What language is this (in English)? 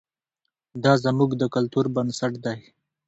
Pashto